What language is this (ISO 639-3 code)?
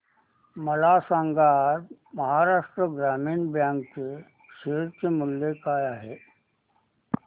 mar